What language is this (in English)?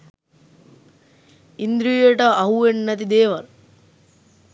Sinhala